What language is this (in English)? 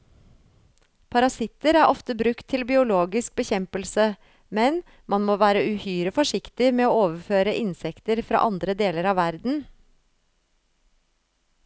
Norwegian